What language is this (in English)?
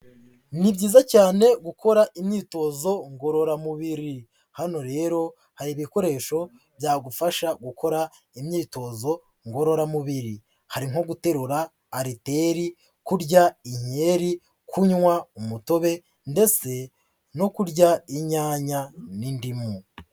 Kinyarwanda